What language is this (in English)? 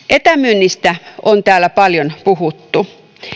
Finnish